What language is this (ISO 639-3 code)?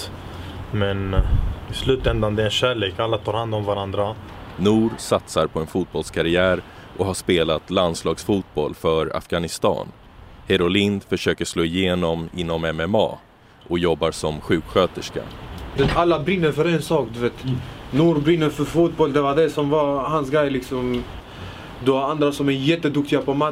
swe